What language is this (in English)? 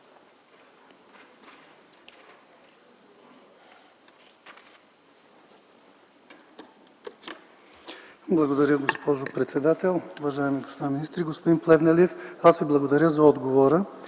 Bulgarian